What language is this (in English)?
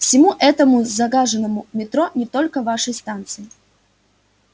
Russian